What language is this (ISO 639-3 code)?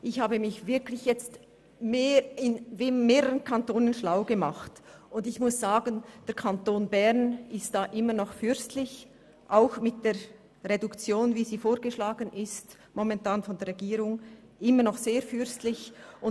gsw